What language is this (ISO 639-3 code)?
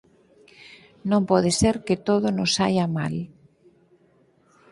glg